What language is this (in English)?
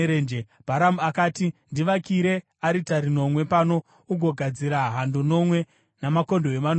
Shona